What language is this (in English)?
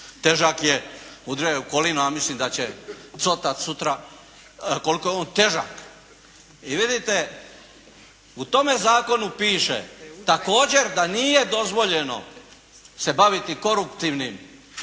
Croatian